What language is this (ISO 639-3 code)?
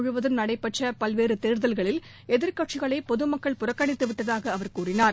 tam